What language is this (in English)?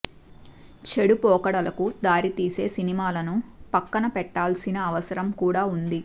Telugu